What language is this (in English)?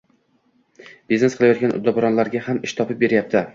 Uzbek